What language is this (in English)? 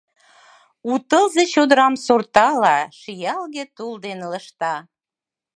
Mari